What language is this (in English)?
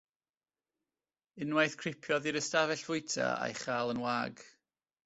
Welsh